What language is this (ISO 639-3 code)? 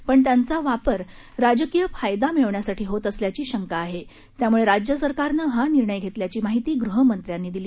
mar